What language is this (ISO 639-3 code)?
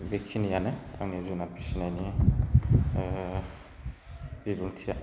brx